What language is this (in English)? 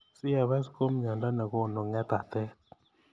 Kalenjin